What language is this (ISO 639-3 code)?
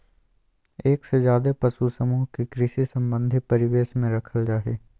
mag